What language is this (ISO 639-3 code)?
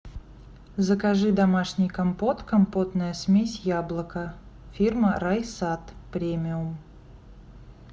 rus